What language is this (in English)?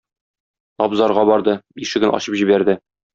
Tatar